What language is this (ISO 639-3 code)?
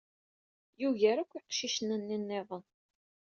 kab